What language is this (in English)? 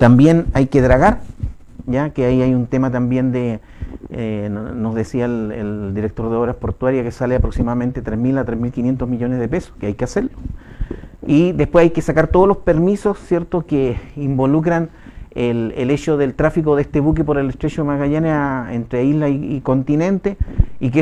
Spanish